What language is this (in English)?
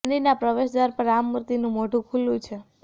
Gujarati